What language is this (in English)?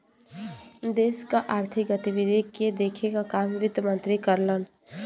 Bhojpuri